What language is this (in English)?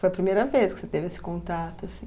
Portuguese